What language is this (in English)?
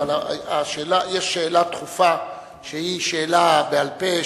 Hebrew